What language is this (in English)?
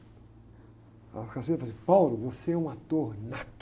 Portuguese